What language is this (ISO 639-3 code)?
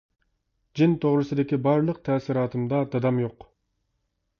uig